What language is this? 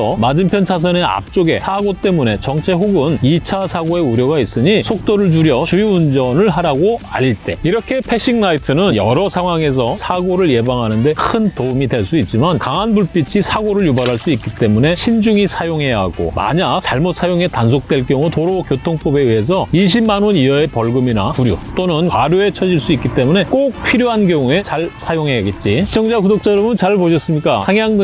Korean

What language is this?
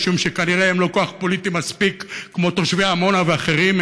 Hebrew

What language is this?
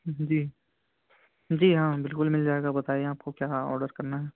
Urdu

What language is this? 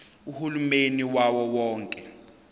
Zulu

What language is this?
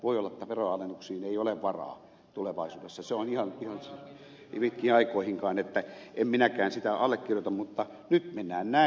Finnish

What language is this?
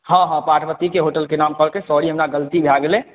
Maithili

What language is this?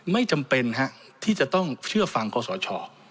Thai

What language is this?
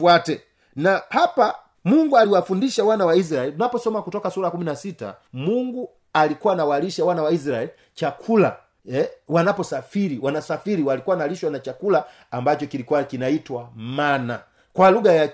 Swahili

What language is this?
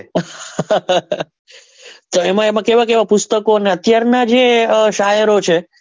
Gujarati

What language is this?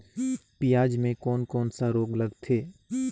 Chhattisgarhi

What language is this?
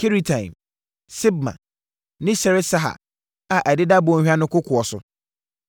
Akan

